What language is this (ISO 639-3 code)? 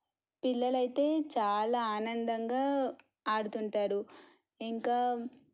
tel